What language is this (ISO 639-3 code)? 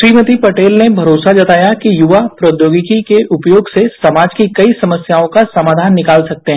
hin